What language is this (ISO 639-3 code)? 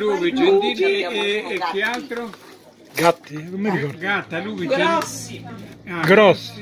ita